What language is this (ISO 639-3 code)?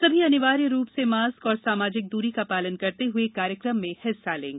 hin